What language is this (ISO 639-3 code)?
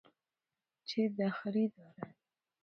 fas